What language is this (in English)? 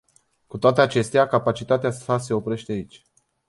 Romanian